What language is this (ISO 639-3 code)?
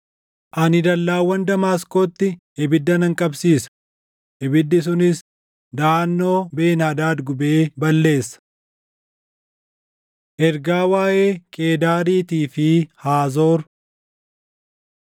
orm